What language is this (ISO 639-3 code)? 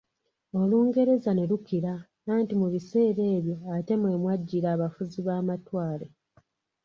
lug